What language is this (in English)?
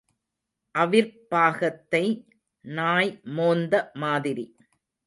Tamil